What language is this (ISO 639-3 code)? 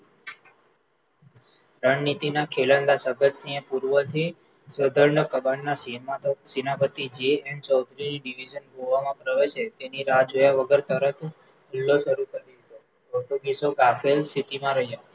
guj